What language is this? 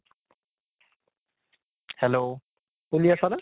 Assamese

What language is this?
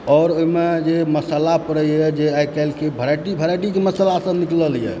Maithili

